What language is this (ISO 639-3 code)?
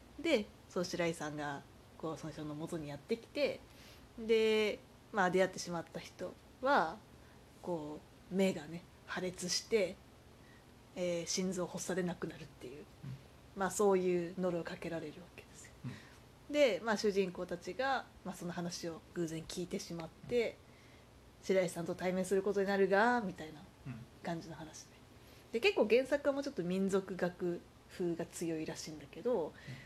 jpn